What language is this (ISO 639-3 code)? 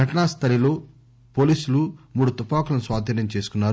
tel